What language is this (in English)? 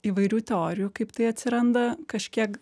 Lithuanian